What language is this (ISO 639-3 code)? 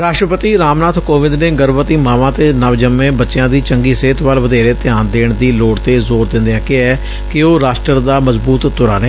pan